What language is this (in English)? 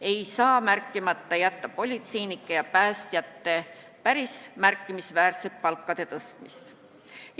Estonian